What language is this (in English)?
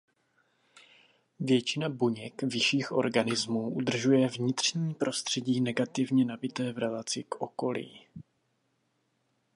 Czech